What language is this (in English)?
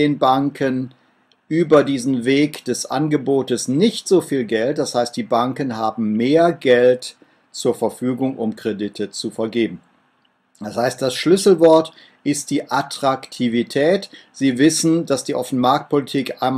German